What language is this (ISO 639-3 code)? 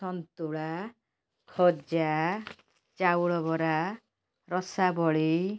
ori